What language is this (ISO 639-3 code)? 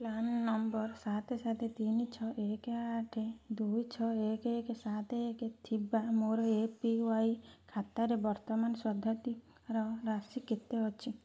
ori